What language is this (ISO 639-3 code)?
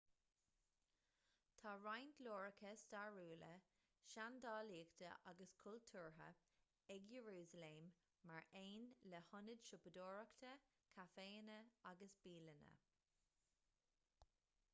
gle